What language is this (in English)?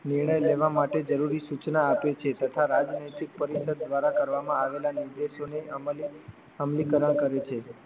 Gujarati